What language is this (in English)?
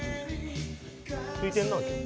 Japanese